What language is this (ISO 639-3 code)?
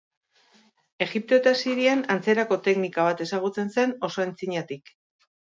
eus